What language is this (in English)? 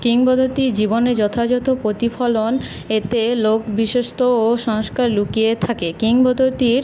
Bangla